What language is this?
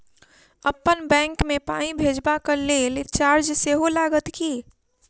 Maithili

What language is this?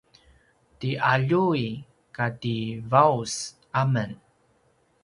Paiwan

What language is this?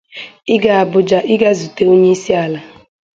Igbo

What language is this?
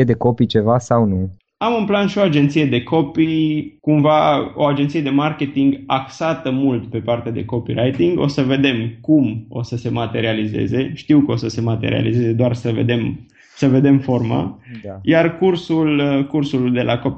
Romanian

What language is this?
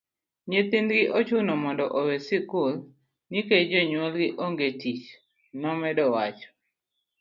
Luo (Kenya and Tanzania)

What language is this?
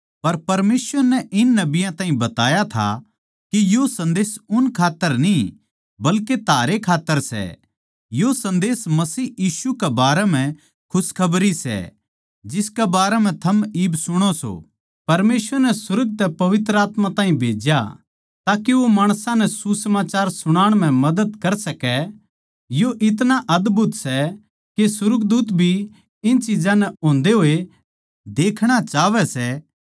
Haryanvi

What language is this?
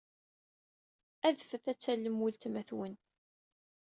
Kabyle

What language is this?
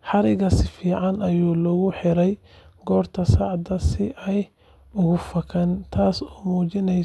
Somali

